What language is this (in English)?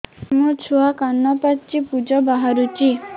Odia